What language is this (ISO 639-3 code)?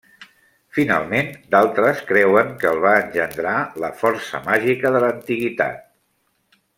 cat